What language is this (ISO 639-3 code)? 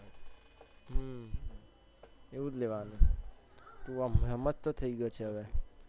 guj